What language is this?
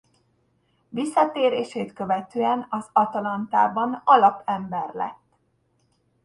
Hungarian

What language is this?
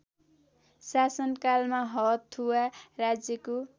Nepali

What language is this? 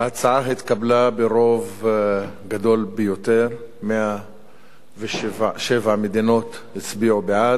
Hebrew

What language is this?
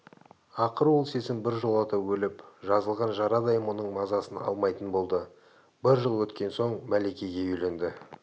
Kazakh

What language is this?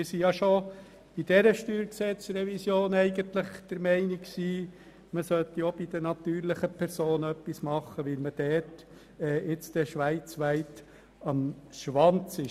Swiss German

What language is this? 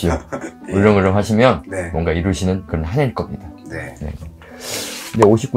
Korean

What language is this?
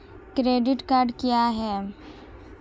Hindi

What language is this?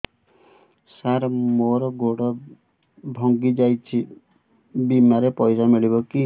Odia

